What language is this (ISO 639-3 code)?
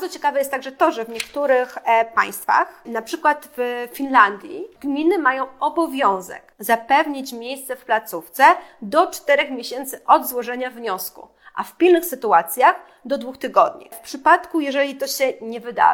pol